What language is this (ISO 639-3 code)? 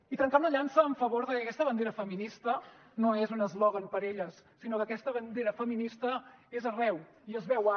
cat